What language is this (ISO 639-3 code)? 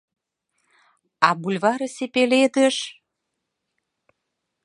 chm